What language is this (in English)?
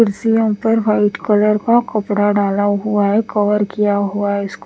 Hindi